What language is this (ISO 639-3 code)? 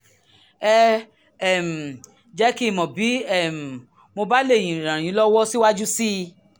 yor